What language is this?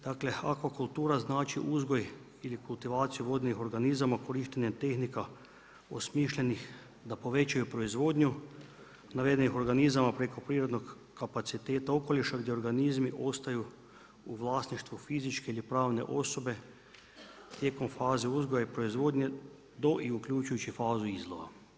Croatian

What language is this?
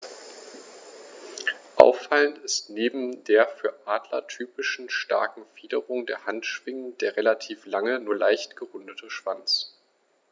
German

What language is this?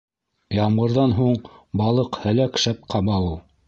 Bashkir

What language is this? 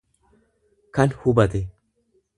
Oromo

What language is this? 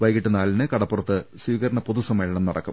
Malayalam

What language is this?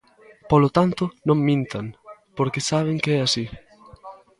Galician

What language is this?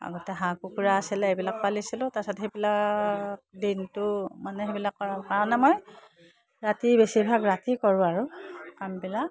Assamese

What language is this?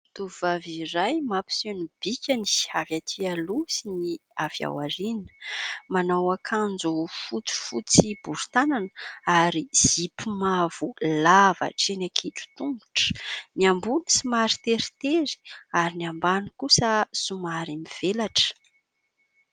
Malagasy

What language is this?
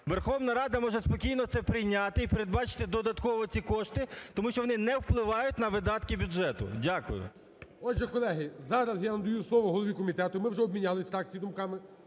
Ukrainian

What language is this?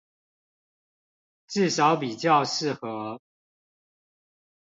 Chinese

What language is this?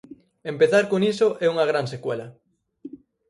Galician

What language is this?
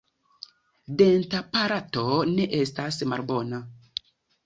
Esperanto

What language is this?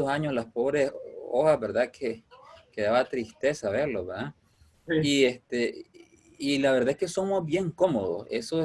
Spanish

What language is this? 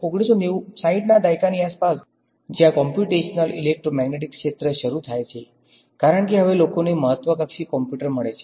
Gujarati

